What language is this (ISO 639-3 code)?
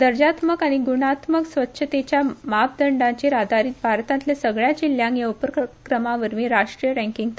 kok